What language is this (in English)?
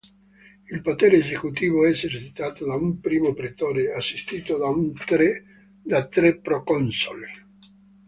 Italian